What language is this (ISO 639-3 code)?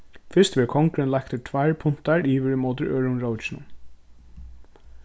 fao